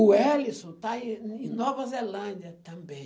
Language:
Portuguese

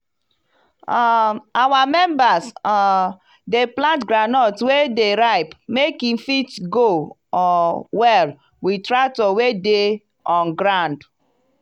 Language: Nigerian Pidgin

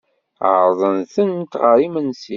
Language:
Kabyle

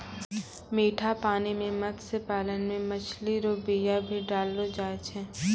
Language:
Maithili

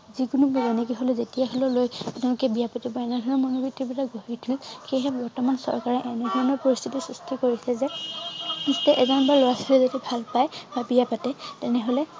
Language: Assamese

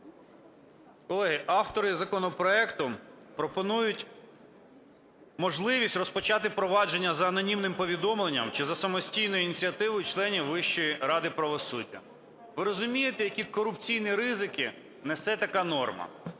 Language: Ukrainian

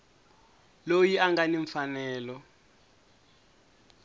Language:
Tsonga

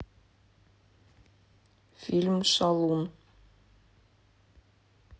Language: Russian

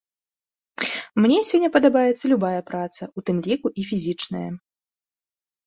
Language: Belarusian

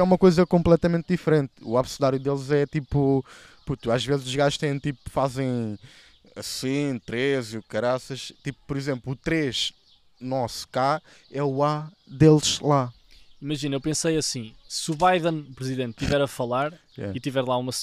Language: Portuguese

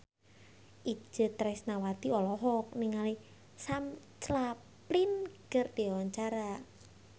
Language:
Sundanese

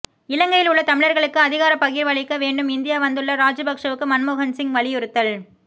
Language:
Tamil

